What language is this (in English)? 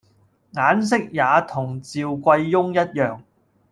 Cantonese